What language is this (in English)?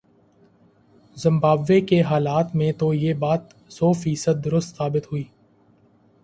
Urdu